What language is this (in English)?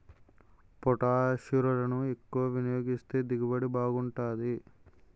Telugu